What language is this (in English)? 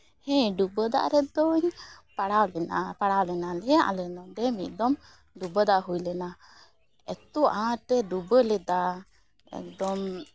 Santali